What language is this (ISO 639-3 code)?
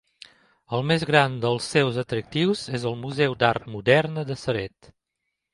cat